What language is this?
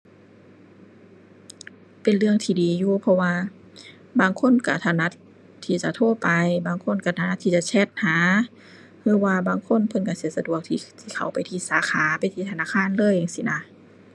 Thai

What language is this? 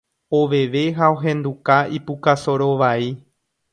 Guarani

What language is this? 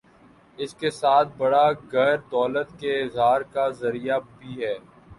Urdu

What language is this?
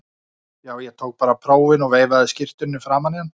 Icelandic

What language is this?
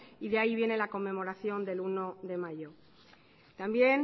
Spanish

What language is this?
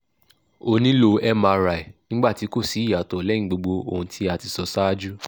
Yoruba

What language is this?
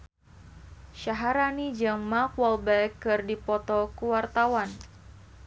Sundanese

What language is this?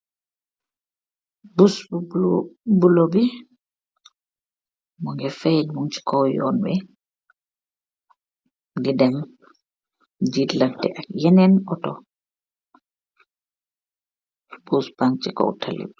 Wolof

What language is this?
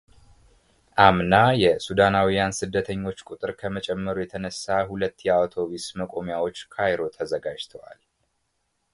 Amharic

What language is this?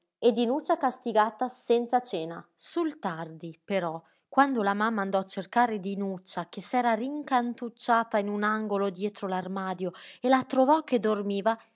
Italian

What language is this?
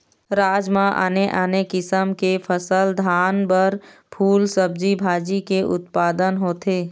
Chhattisgarhi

